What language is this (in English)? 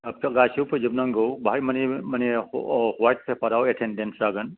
Bodo